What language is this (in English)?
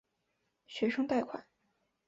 Chinese